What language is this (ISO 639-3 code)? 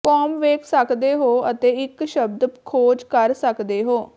pan